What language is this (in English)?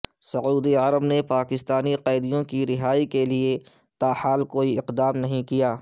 Urdu